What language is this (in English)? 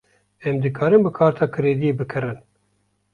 Kurdish